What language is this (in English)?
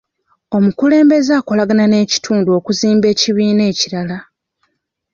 Ganda